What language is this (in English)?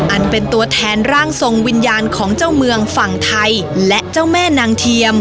Thai